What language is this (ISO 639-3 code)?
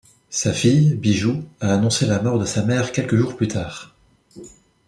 fra